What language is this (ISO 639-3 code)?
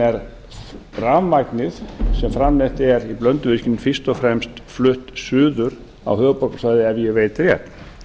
isl